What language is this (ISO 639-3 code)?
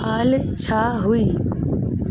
snd